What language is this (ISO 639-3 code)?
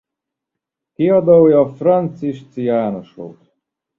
hun